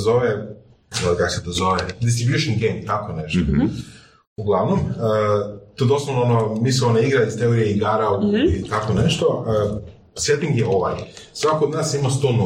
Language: Croatian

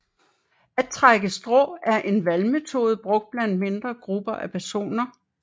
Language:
Danish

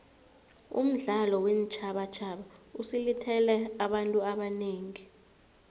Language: South Ndebele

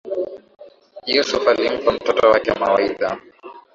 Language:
Swahili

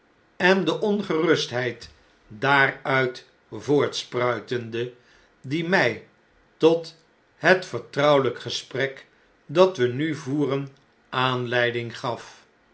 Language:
Dutch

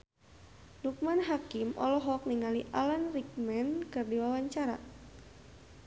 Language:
Sundanese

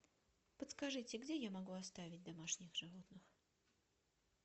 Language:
Russian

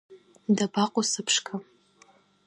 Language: Abkhazian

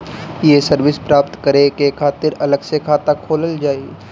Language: Bhojpuri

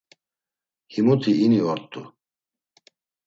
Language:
Laz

